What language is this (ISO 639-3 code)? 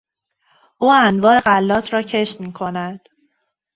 fas